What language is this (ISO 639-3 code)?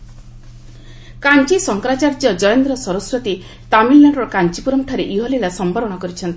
ori